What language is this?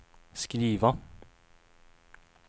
Swedish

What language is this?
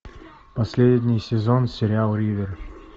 Russian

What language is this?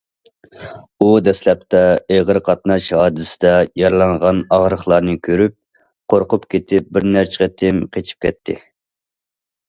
Uyghur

